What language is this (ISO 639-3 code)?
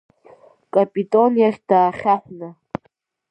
abk